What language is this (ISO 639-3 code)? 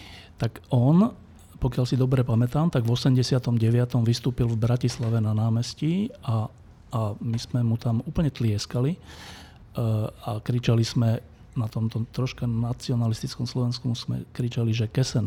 slk